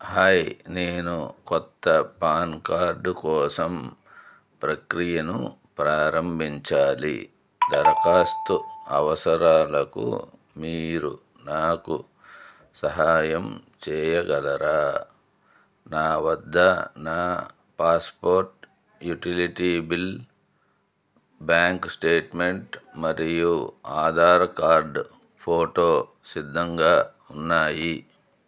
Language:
Telugu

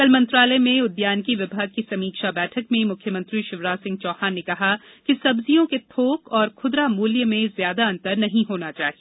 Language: Hindi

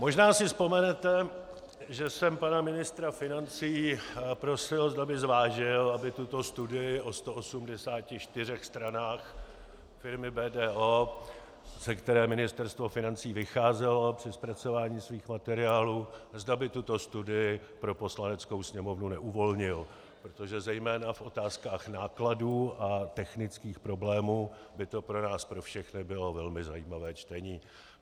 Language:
Czech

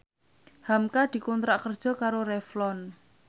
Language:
Javanese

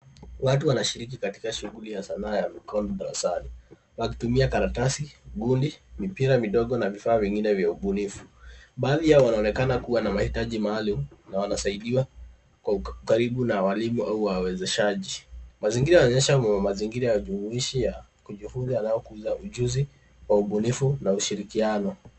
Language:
Swahili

